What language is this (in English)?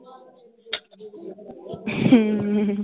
Punjabi